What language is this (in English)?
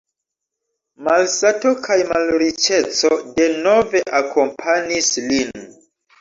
Esperanto